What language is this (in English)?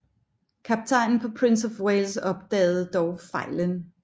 Danish